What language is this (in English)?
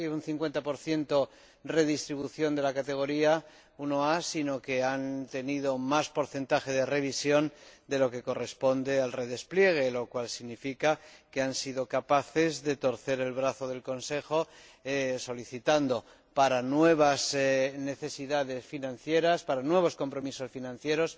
Spanish